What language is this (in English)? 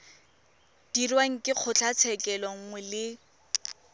Tswana